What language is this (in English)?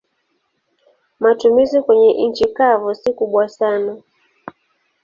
Swahili